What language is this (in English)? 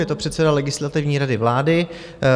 Czech